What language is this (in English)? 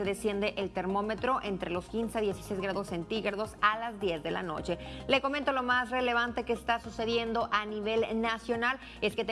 Spanish